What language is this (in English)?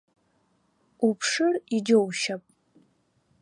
Abkhazian